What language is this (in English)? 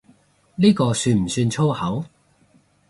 Cantonese